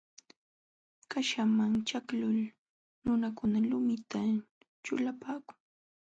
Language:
Jauja Wanca Quechua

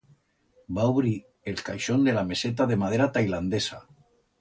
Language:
Aragonese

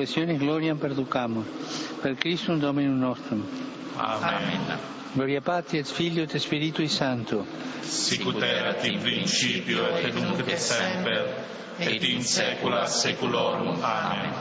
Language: Slovak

